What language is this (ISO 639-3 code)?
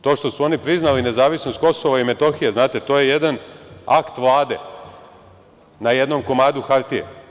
srp